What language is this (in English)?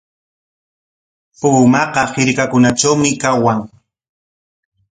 Corongo Ancash Quechua